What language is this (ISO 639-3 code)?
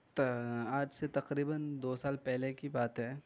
urd